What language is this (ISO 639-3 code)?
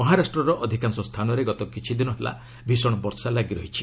ori